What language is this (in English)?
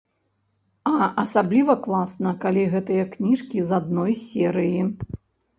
Belarusian